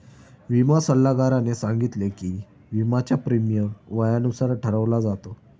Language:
Marathi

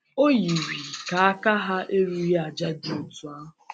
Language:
Igbo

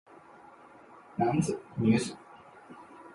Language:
Chinese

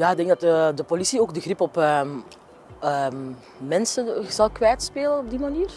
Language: Dutch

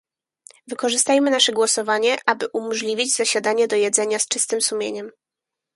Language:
Polish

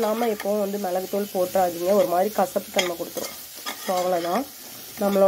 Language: Romanian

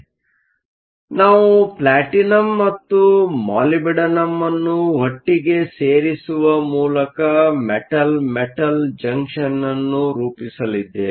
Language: Kannada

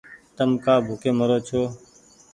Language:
Goaria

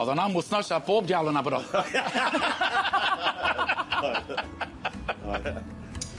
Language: Welsh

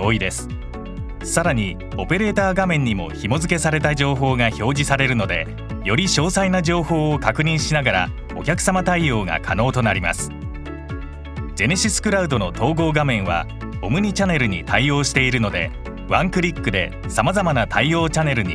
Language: Japanese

